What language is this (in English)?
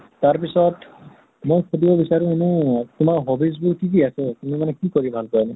Assamese